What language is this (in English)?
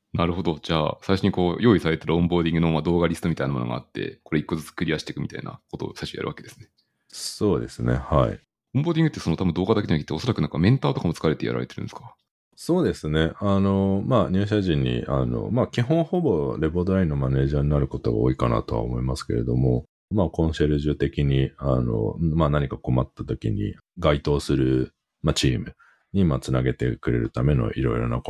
Japanese